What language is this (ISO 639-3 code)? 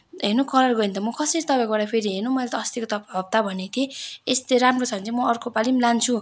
nep